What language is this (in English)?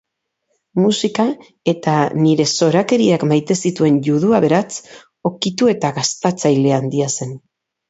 Basque